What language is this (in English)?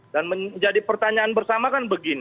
Indonesian